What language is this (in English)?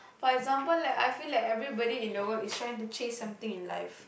English